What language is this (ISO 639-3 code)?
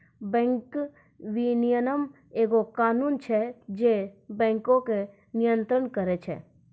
mai